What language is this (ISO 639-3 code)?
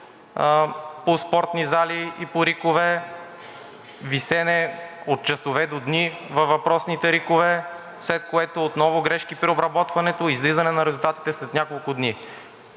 bul